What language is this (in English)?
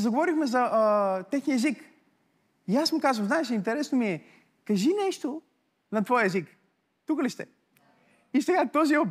Bulgarian